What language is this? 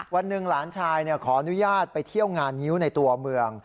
Thai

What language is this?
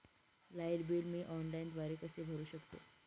Marathi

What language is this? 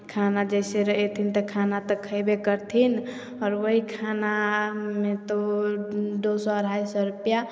Maithili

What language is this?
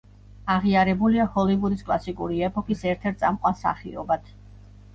Georgian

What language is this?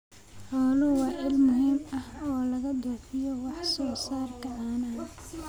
Somali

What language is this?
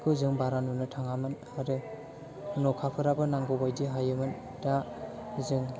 Bodo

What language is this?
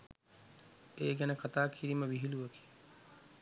Sinhala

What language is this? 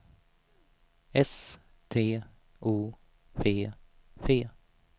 Swedish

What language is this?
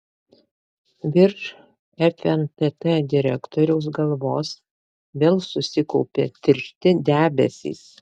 Lithuanian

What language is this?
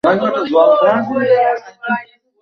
Bangla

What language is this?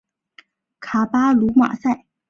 Chinese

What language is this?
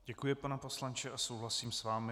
Czech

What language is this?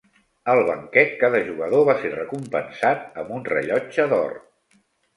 Catalan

